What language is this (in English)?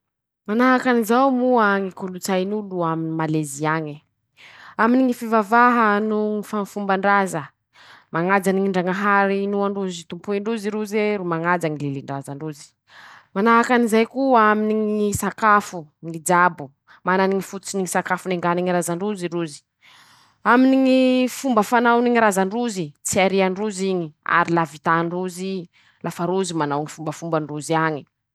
Masikoro Malagasy